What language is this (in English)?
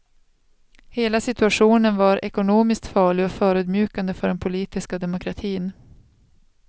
Swedish